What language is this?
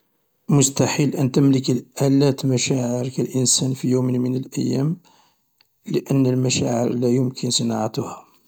Algerian Arabic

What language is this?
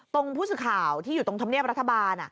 Thai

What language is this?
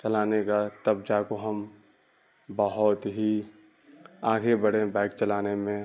Urdu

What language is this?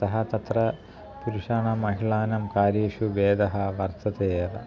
Sanskrit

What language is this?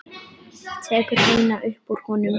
Icelandic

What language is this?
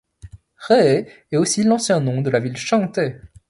French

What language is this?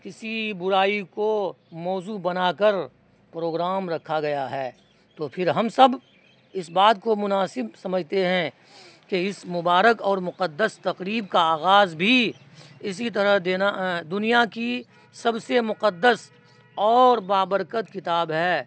Urdu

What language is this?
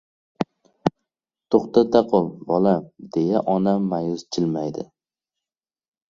Uzbek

